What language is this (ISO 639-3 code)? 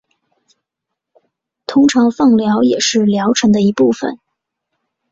zho